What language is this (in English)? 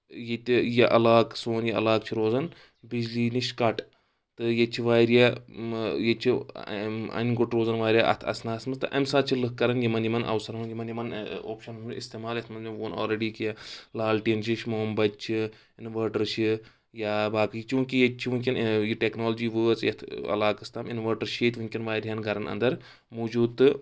Kashmiri